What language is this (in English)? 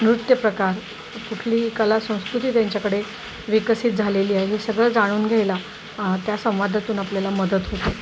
Marathi